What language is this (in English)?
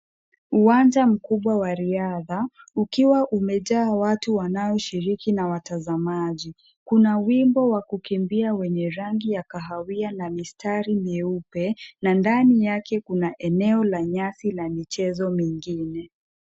Swahili